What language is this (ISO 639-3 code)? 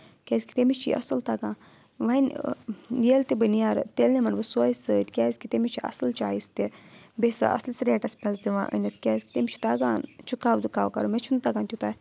kas